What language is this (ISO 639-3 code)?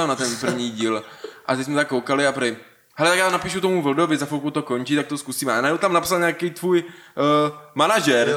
ces